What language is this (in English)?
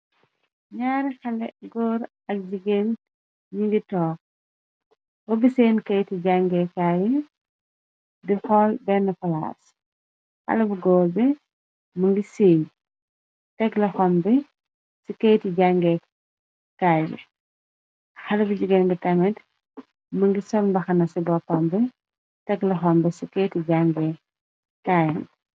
Wolof